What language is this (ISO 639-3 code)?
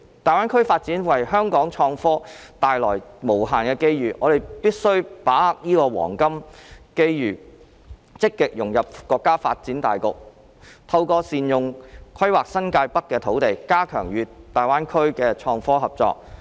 yue